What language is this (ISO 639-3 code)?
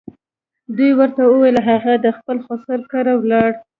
pus